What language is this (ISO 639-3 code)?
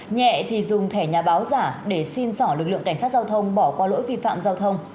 vie